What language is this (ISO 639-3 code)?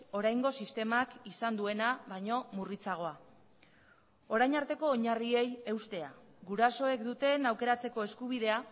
eus